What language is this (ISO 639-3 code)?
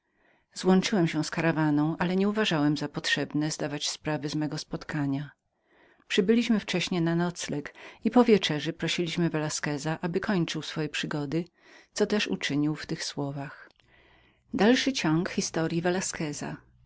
pol